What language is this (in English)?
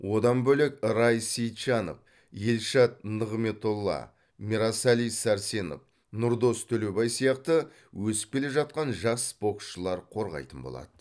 Kazakh